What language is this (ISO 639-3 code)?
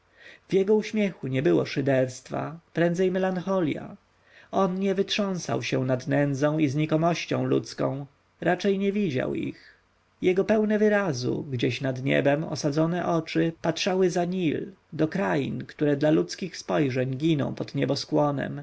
pol